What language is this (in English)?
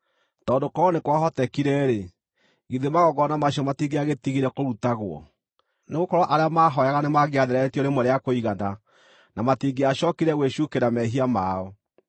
Kikuyu